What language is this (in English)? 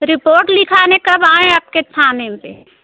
Hindi